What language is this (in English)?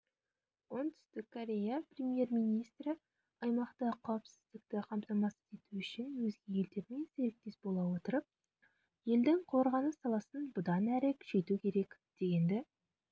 Kazakh